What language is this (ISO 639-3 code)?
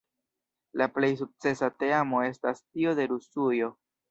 epo